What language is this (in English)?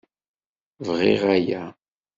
Kabyle